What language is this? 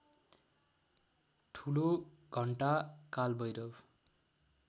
Nepali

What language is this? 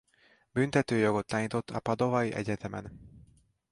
Hungarian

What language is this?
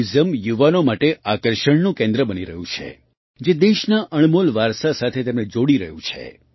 Gujarati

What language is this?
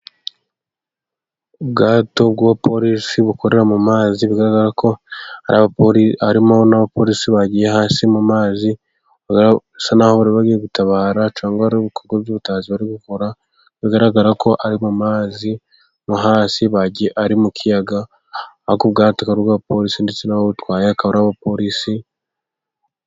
Kinyarwanda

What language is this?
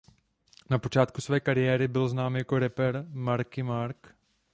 Czech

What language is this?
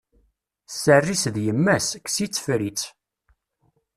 Kabyle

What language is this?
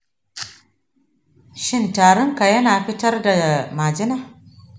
Hausa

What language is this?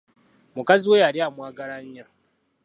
Ganda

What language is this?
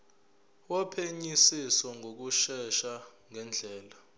Zulu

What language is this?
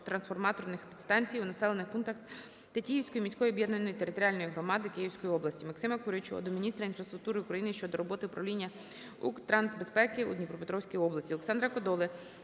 Ukrainian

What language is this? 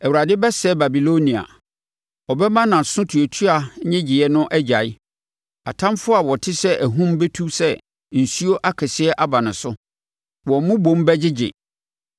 Akan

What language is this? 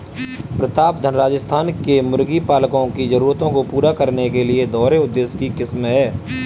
Hindi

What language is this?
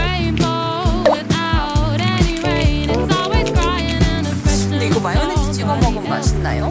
Korean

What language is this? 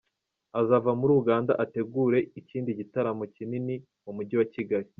Kinyarwanda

